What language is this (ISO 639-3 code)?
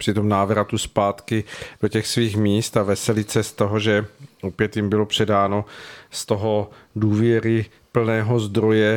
ces